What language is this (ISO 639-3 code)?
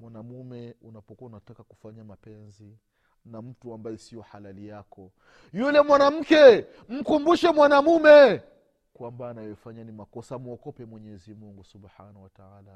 swa